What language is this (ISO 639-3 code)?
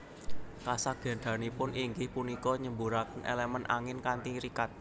jav